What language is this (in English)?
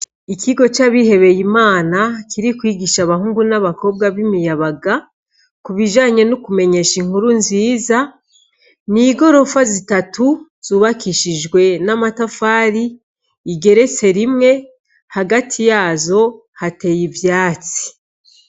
Rundi